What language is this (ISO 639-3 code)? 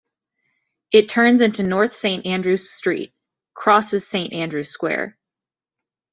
eng